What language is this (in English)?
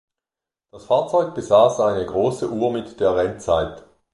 German